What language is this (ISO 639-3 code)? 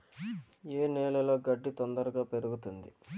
tel